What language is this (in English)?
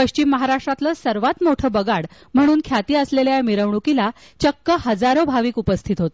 Marathi